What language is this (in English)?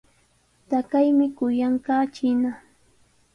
Sihuas Ancash Quechua